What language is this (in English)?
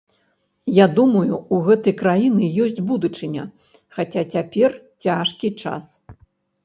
Belarusian